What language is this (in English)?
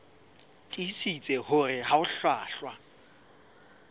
Southern Sotho